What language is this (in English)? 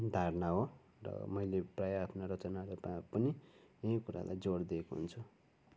Nepali